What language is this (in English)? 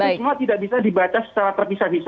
Indonesian